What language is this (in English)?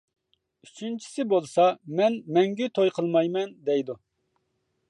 Uyghur